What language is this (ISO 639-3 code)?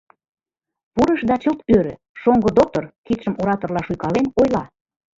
chm